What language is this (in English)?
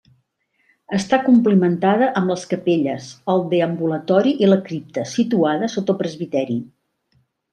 Catalan